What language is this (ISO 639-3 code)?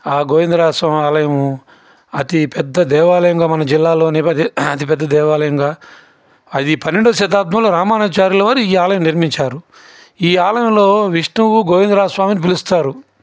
tel